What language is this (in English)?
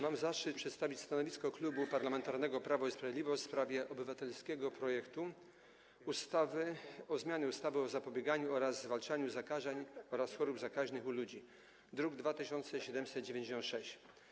Polish